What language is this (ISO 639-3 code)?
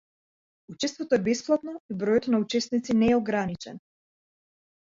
mkd